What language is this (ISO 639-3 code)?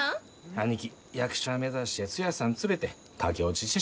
jpn